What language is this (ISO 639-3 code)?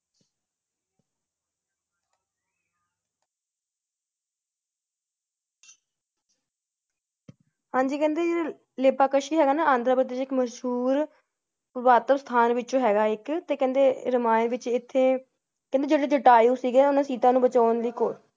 pan